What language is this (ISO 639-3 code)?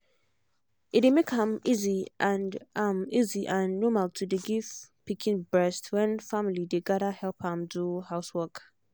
pcm